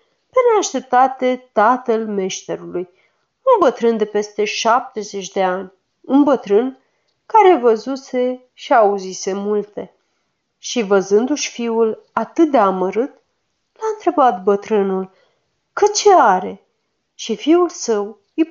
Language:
Romanian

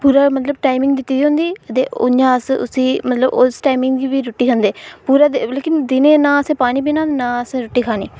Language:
Dogri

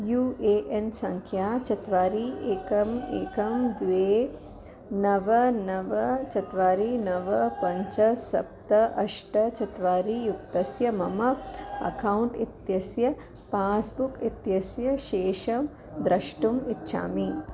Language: Sanskrit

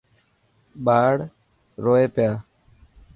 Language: Dhatki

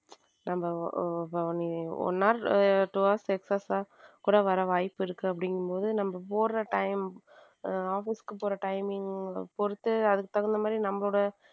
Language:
Tamil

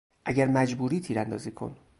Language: Persian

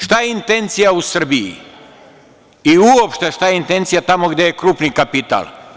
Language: Serbian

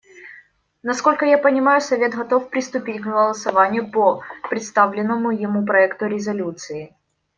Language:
Russian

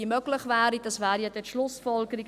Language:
Swiss German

